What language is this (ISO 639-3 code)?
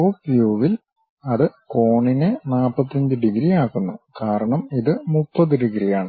mal